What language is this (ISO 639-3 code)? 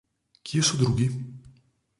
slv